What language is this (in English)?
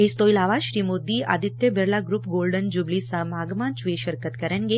Punjabi